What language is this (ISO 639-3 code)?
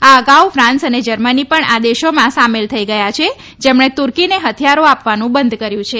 guj